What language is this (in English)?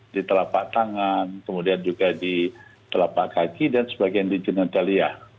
Indonesian